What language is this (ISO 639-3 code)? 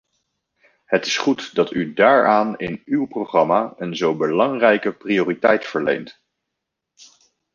nld